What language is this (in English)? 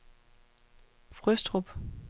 Danish